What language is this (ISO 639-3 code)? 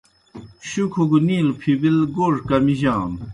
plk